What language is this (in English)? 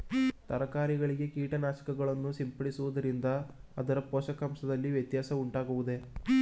Kannada